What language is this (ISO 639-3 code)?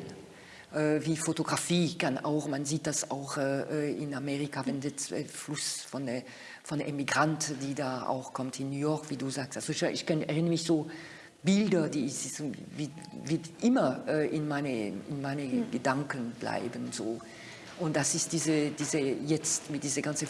deu